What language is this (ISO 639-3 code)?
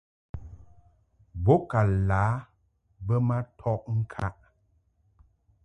mhk